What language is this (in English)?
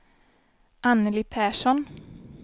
Swedish